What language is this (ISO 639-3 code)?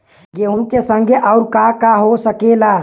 bho